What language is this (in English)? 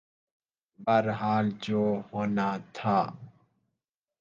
Urdu